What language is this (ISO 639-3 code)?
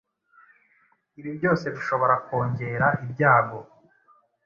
kin